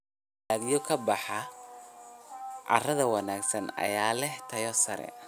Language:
Somali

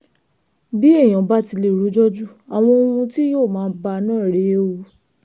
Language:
Yoruba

